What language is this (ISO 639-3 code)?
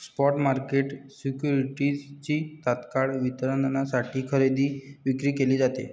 mar